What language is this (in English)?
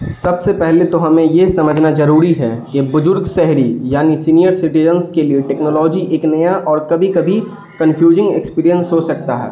Urdu